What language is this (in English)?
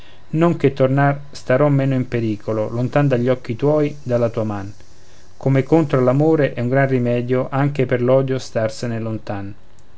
Italian